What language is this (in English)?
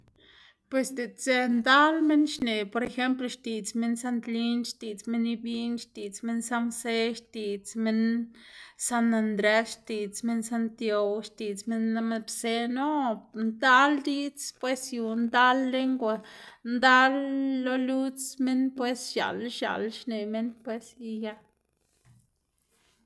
Xanaguía Zapotec